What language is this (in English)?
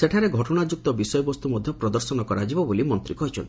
Odia